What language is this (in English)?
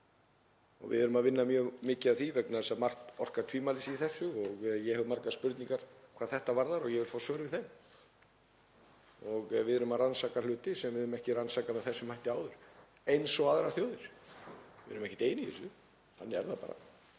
Icelandic